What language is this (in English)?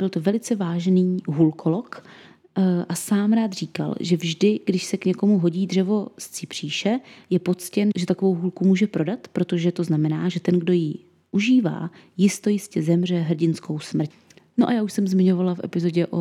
Czech